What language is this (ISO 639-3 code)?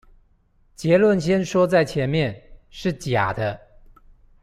zho